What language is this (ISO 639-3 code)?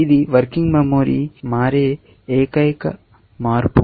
tel